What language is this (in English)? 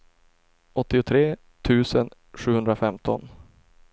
Swedish